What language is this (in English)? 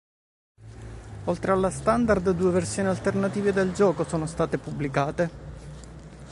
Italian